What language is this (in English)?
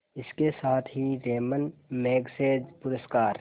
Hindi